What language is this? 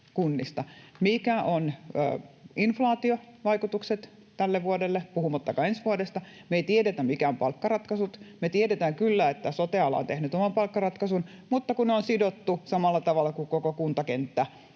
Finnish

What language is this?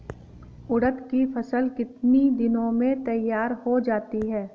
Hindi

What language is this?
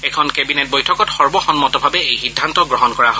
Assamese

